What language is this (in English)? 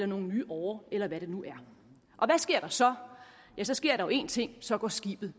Danish